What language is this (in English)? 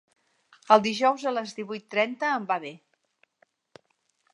Catalan